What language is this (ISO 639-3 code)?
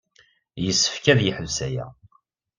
kab